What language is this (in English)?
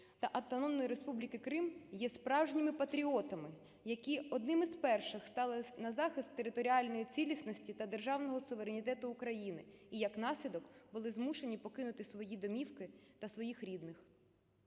Ukrainian